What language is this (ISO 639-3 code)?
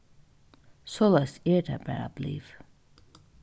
fao